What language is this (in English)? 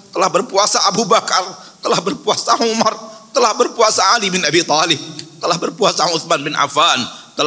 Indonesian